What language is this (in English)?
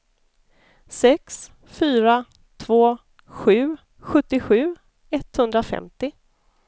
Swedish